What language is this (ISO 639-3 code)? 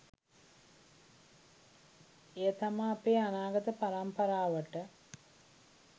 sin